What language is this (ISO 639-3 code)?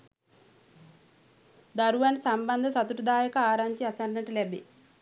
sin